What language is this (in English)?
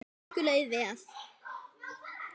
Icelandic